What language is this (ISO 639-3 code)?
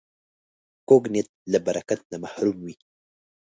pus